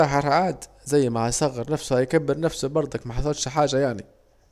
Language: Saidi Arabic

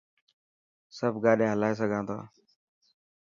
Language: Dhatki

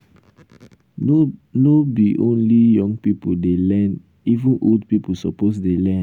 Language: Nigerian Pidgin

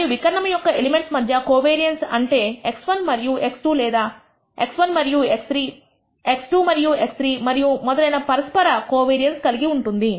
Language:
Telugu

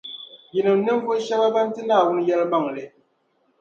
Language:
Dagbani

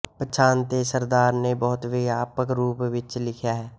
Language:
Punjabi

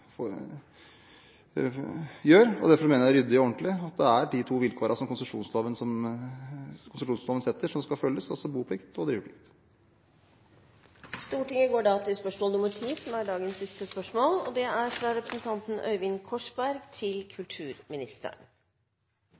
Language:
Norwegian Bokmål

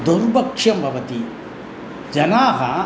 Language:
Sanskrit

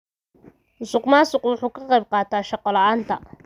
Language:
Somali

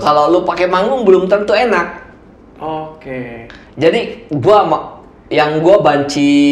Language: Indonesian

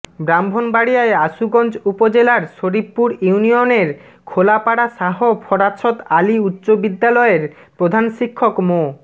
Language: Bangla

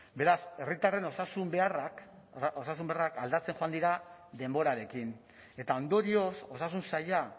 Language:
Basque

